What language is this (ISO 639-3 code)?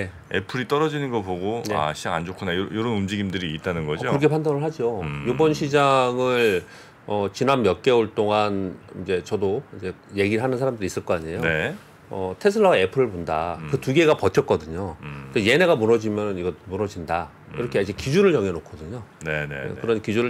kor